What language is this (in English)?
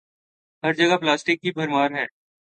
Urdu